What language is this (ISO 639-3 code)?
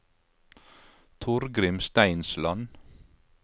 nor